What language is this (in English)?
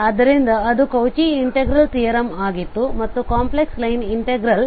Kannada